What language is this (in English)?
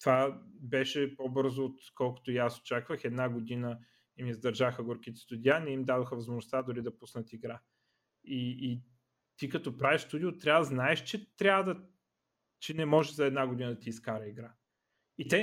Bulgarian